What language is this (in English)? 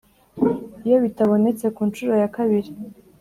Kinyarwanda